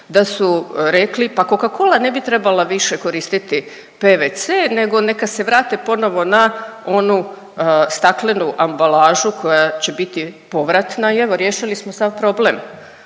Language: Croatian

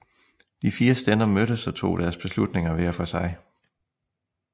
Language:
Danish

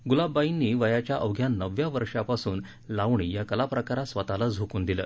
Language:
Marathi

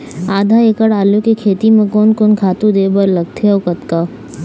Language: Chhattisgarhi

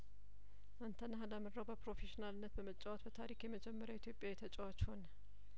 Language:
Amharic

